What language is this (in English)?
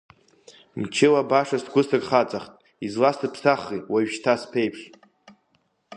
Abkhazian